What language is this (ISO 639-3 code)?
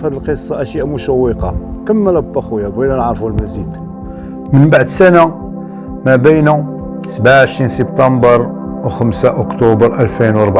ara